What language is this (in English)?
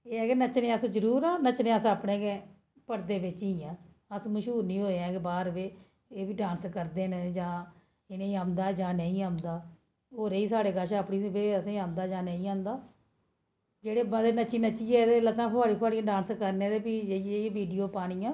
Dogri